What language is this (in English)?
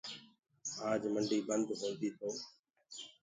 Gurgula